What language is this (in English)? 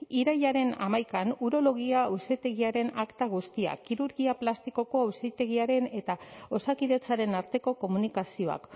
Basque